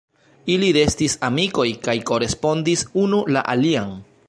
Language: Esperanto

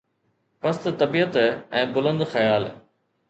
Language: Sindhi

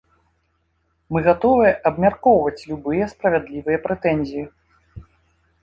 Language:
Belarusian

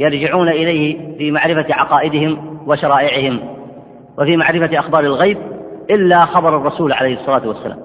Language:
Arabic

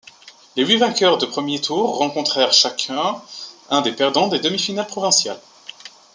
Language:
French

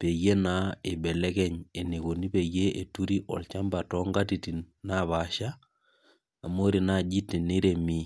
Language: Masai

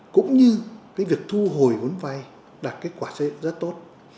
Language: Vietnamese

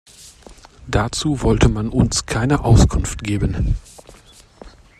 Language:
German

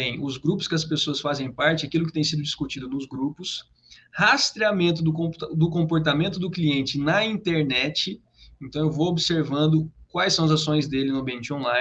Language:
Portuguese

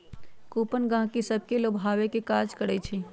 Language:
Magahi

